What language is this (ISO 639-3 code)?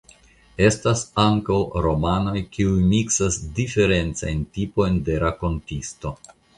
epo